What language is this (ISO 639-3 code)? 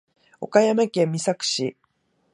jpn